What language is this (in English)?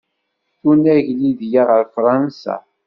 Kabyle